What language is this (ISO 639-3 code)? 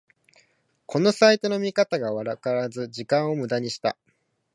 jpn